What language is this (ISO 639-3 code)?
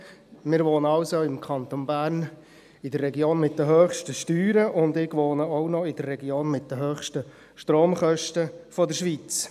gsw